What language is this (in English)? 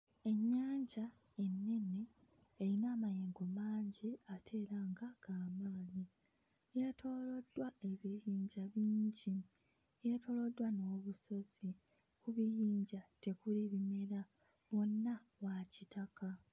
Ganda